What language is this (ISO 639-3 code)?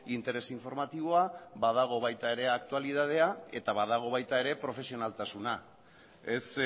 eus